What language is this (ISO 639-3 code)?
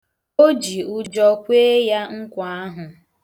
ibo